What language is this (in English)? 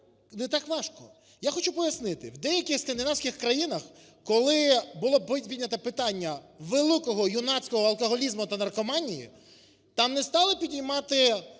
Ukrainian